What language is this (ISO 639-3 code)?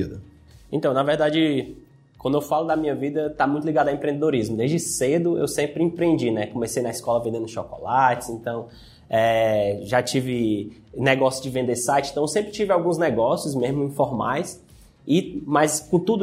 por